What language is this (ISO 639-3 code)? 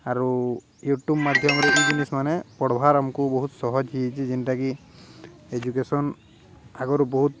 ori